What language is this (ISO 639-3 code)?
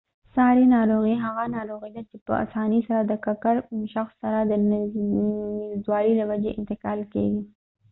pus